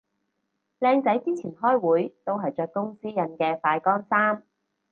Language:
Cantonese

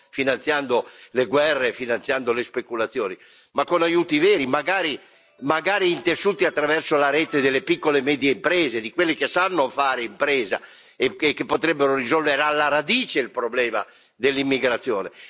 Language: Italian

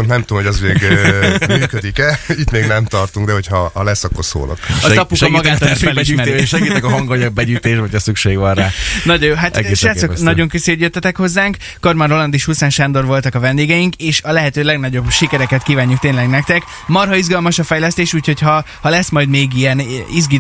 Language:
Hungarian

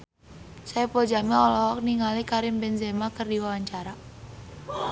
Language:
Sundanese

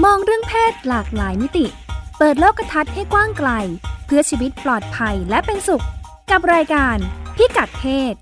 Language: Thai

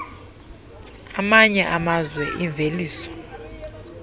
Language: Xhosa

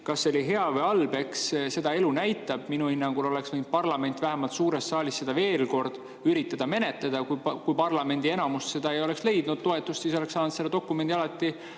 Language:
Estonian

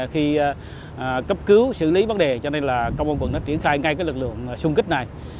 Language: Vietnamese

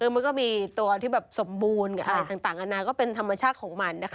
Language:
Thai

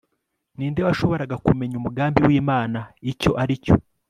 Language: Kinyarwanda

